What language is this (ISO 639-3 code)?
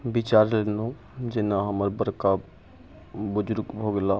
mai